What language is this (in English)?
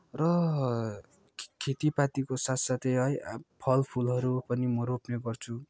Nepali